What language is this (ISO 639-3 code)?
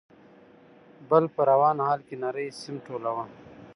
pus